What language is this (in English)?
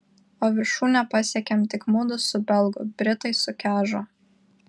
Lithuanian